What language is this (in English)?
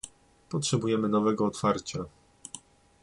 Polish